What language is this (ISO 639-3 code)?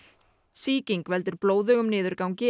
isl